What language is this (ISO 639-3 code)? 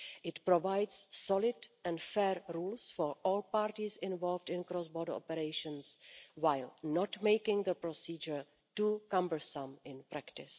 eng